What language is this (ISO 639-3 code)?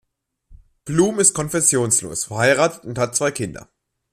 deu